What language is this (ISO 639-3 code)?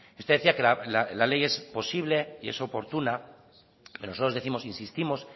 spa